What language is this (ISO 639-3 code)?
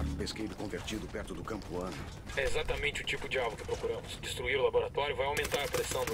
por